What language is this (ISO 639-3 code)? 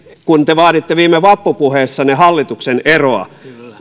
fin